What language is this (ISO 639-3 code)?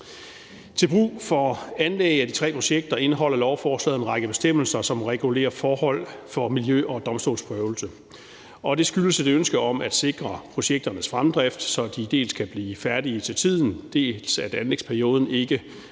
dan